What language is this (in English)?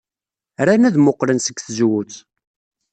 Kabyle